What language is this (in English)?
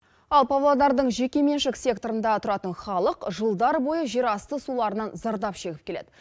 Kazakh